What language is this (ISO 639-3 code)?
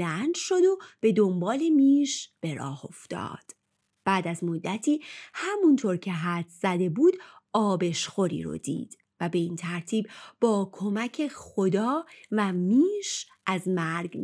fas